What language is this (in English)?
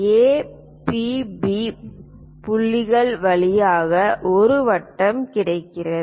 Tamil